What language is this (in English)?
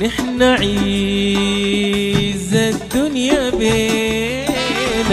Arabic